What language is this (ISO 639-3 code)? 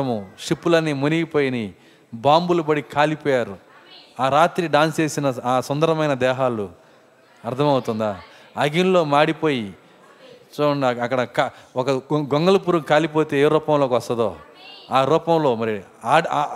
tel